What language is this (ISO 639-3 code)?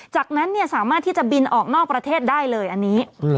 tha